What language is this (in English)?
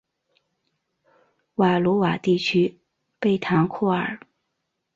Chinese